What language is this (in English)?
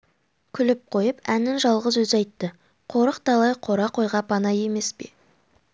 Kazakh